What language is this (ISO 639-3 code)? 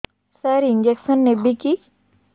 ori